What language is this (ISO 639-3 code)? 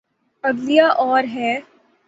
urd